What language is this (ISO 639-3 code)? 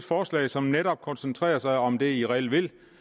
dan